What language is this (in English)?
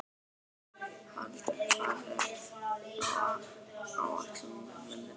Icelandic